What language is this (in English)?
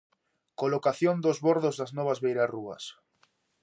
Galician